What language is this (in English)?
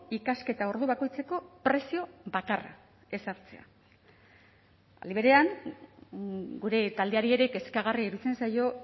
Basque